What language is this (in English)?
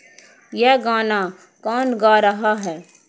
Urdu